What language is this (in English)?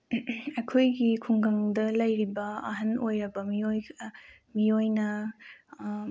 Manipuri